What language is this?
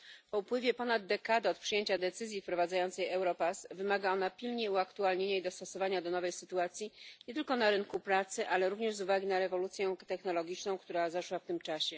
Polish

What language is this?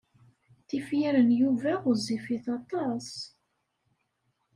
Kabyle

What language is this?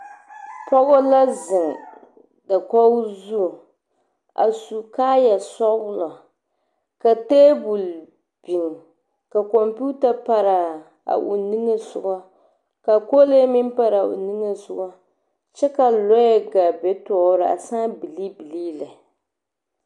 Southern Dagaare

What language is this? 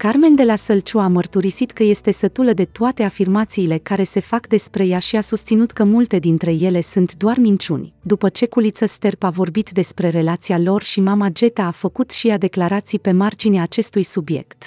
Romanian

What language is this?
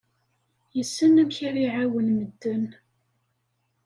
Kabyle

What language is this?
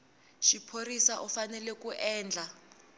Tsonga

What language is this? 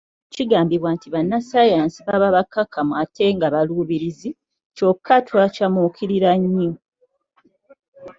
Ganda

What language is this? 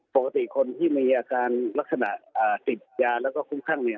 Thai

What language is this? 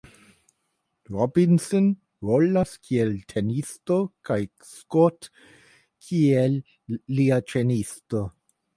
Esperanto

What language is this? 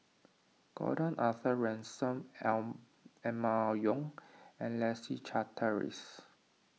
English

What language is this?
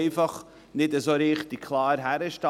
Swiss German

